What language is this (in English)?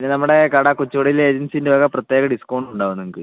Malayalam